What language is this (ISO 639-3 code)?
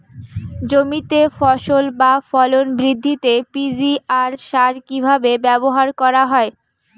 ben